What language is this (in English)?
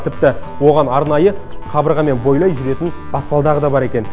Kazakh